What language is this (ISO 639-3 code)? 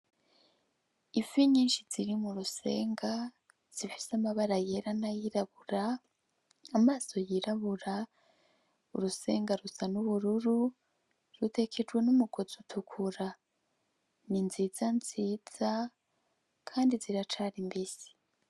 run